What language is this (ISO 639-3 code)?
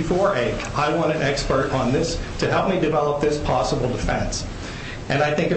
eng